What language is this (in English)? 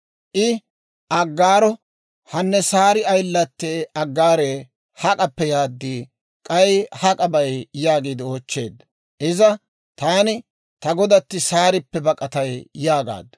Dawro